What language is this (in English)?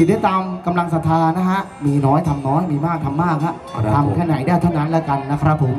Thai